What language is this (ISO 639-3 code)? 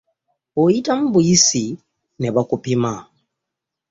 lug